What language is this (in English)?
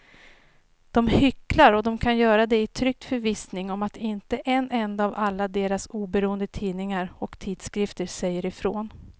Swedish